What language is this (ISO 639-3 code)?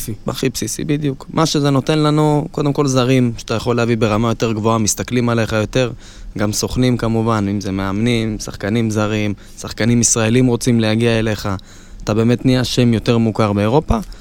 heb